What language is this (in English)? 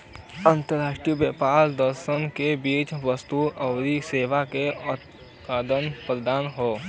Bhojpuri